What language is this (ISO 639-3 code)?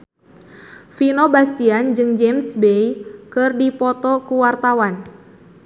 sun